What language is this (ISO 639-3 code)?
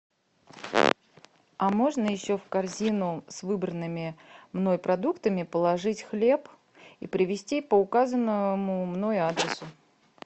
rus